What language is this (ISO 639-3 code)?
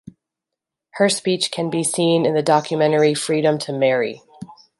eng